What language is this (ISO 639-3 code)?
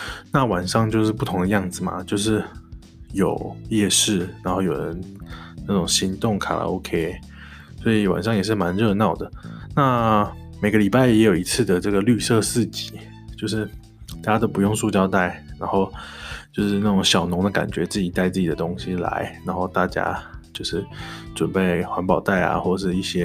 zho